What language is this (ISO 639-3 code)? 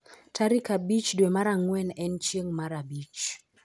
luo